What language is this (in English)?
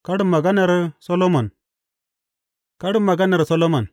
Hausa